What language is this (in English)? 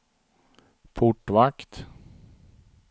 Swedish